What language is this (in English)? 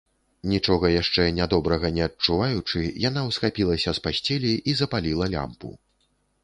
Belarusian